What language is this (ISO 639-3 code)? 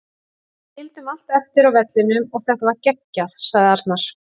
isl